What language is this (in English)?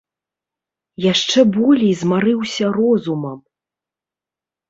Belarusian